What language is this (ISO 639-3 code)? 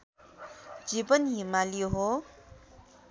nep